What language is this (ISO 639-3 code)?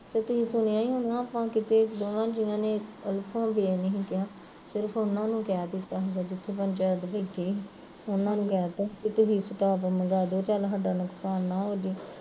pan